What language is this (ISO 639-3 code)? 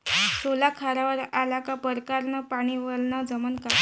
mar